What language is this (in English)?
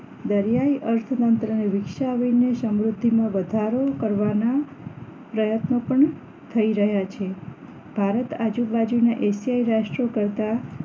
Gujarati